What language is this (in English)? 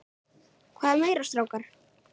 Icelandic